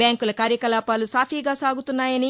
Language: Telugu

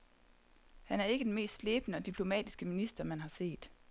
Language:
Danish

